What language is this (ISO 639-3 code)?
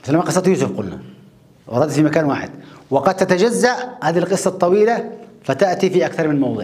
ara